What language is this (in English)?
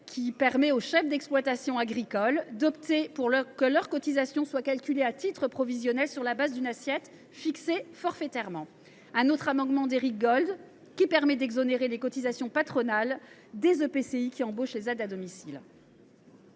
French